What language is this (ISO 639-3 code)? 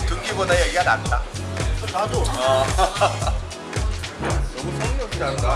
kor